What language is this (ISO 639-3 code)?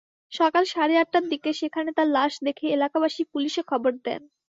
ben